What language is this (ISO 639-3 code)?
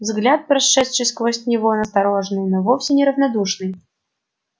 rus